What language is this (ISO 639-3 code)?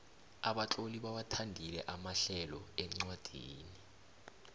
nbl